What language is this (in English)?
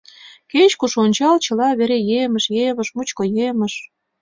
Mari